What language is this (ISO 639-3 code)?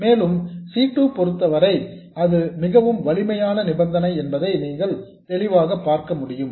tam